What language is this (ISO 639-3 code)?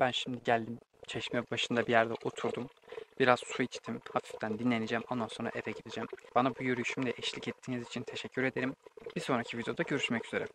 tur